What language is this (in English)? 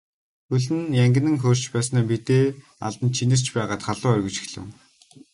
Mongolian